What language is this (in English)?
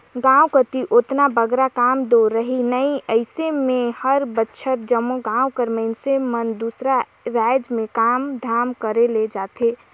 Chhattisgarhi